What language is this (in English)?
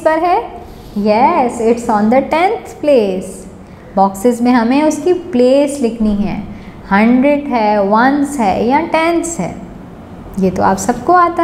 Hindi